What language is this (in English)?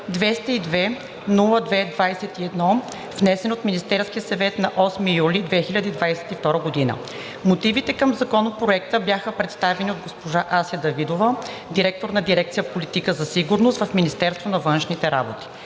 Bulgarian